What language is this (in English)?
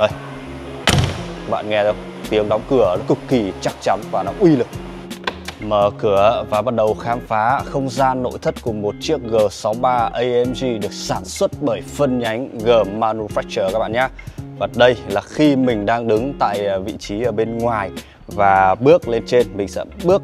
Vietnamese